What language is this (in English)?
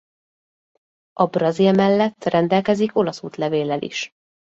Hungarian